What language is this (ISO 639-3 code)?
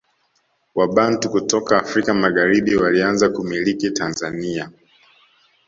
swa